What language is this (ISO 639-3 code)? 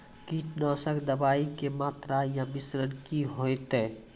mai